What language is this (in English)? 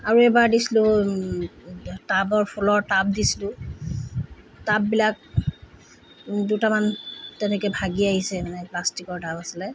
Assamese